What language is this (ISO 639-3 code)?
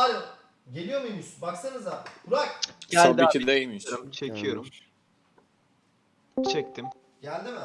tur